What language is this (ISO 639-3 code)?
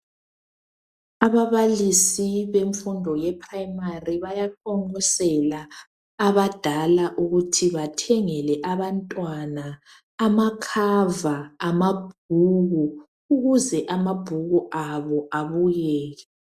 nde